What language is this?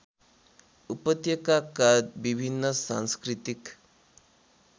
Nepali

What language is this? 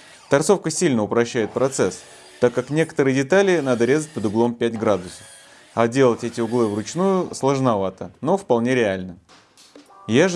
Russian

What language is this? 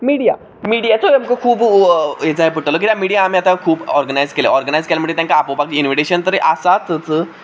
Konkani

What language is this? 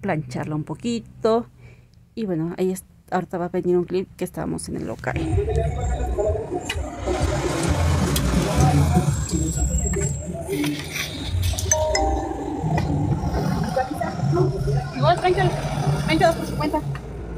Spanish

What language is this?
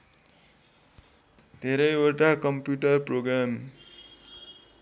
Nepali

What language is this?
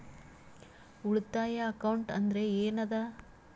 Kannada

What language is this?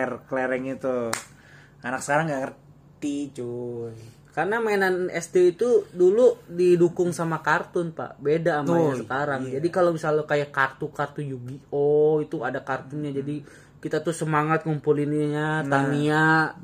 Indonesian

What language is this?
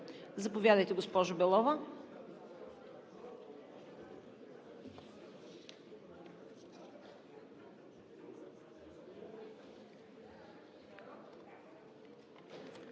Bulgarian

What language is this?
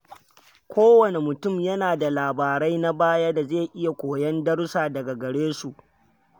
Hausa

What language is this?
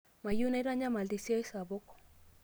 Masai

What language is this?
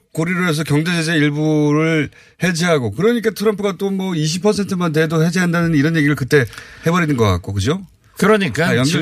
Korean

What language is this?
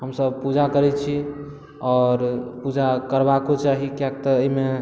Maithili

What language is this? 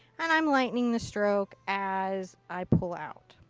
English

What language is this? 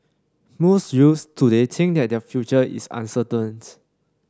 English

